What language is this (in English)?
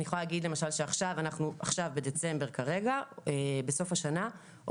Hebrew